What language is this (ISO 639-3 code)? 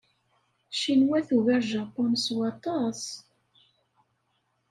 kab